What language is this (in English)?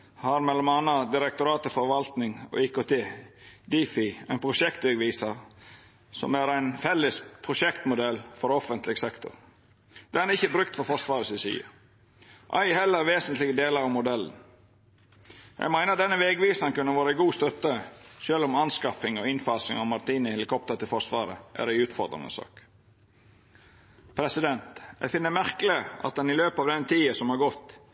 Norwegian Nynorsk